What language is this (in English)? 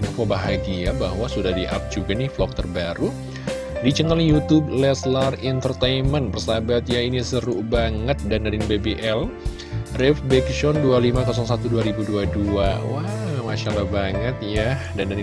Indonesian